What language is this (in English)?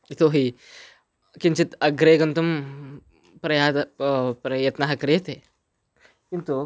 Sanskrit